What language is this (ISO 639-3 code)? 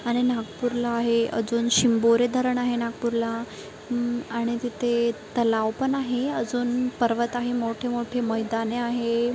mar